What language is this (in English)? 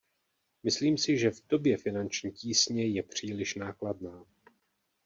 Czech